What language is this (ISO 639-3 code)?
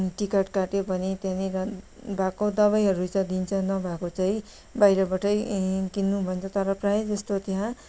nep